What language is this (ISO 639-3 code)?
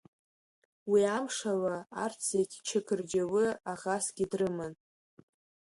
abk